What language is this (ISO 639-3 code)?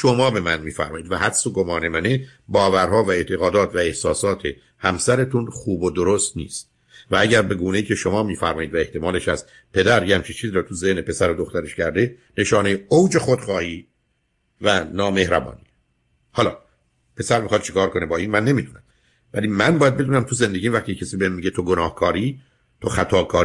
fas